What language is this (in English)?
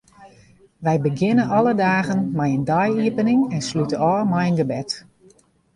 Western Frisian